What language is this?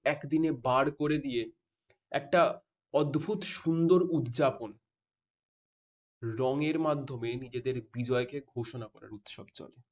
Bangla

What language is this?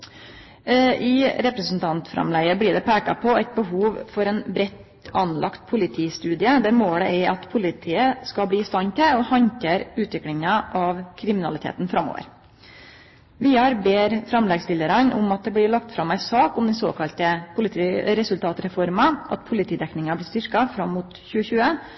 Norwegian Nynorsk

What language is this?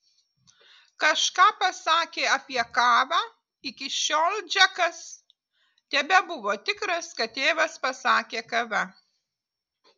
Lithuanian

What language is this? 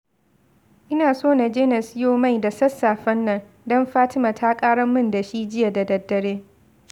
Hausa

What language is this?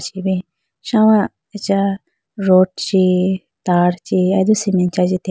Idu-Mishmi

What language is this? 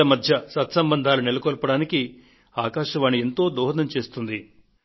Telugu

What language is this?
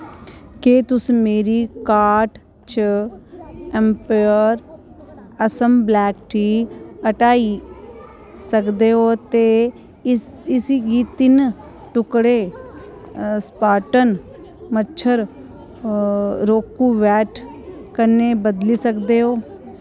Dogri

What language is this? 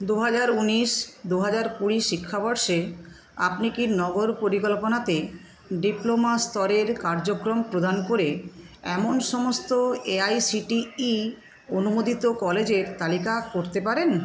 Bangla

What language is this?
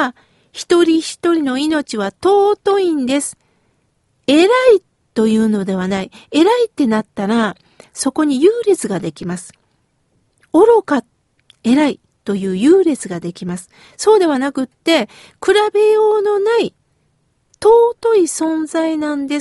Japanese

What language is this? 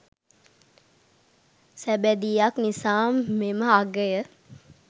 Sinhala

